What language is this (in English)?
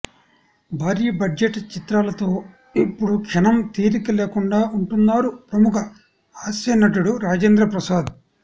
Telugu